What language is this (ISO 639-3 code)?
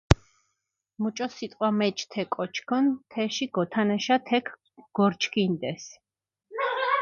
xmf